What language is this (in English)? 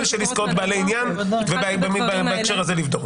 Hebrew